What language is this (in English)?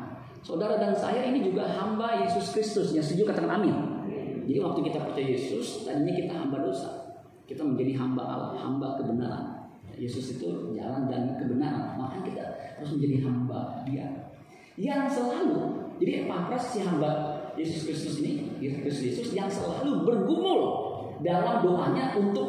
Indonesian